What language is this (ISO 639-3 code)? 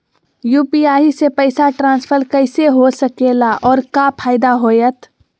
mag